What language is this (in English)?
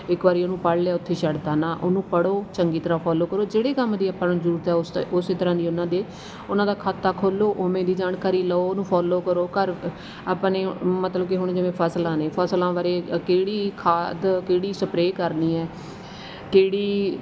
Punjabi